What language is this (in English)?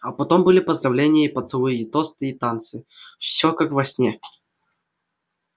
Russian